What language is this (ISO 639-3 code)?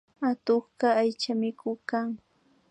qvi